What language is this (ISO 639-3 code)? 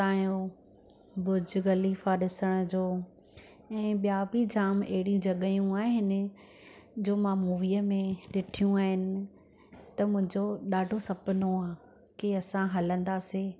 snd